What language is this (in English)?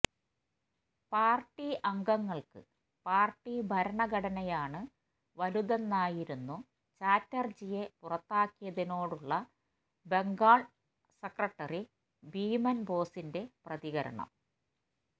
Malayalam